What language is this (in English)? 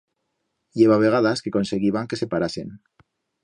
Aragonese